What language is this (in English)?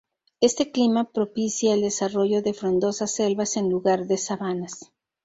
Spanish